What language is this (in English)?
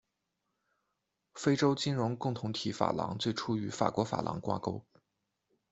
Chinese